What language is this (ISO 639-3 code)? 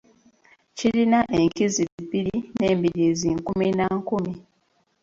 lug